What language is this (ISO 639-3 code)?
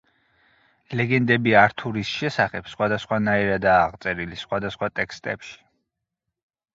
kat